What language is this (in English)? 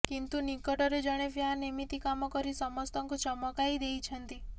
Odia